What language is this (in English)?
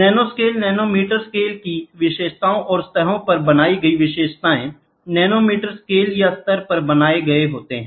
Hindi